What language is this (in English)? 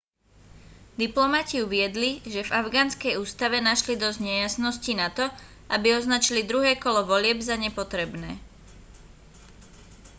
Slovak